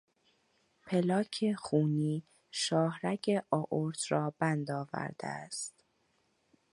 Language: Persian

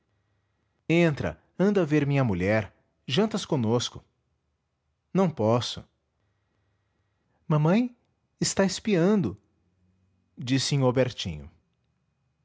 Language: Portuguese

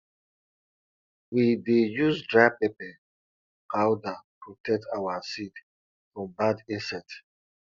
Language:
Nigerian Pidgin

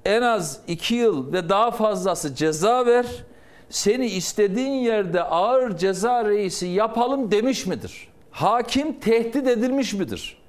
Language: Turkish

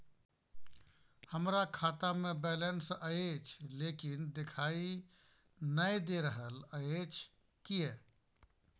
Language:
Maithili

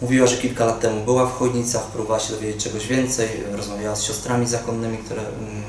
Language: Polish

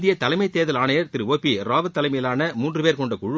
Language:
Tamil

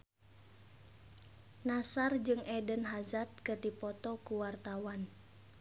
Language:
Sundanese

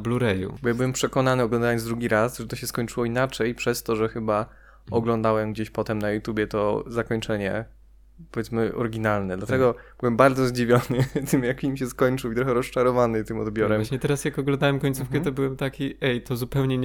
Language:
Polish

